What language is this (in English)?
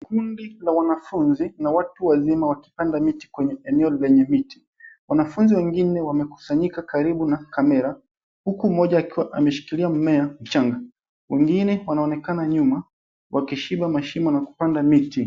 Swahili